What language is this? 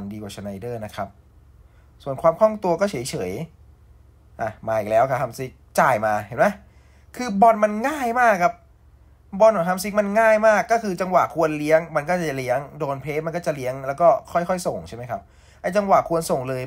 Thai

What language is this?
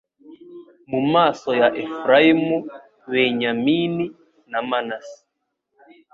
Kinyarwanda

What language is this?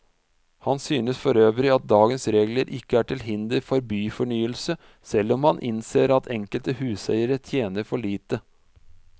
Norwegian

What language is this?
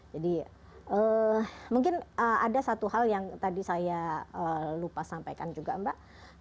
Indonesian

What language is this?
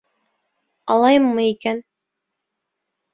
Bashkir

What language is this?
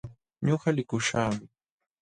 Jauja Wanca Quechua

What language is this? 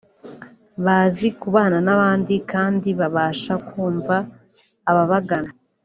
Kinyarwanda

